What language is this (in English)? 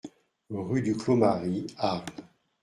French